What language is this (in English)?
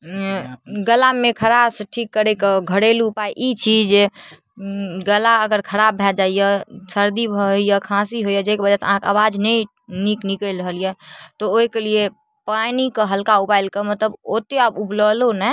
Maithili